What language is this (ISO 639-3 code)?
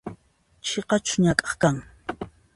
qxp